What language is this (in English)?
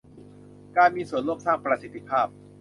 Thai